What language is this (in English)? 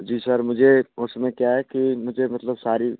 Hindi